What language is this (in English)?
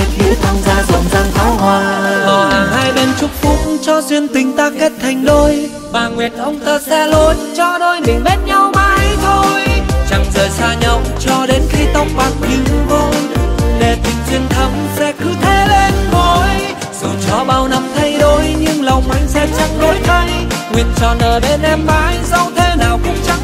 Vietnamese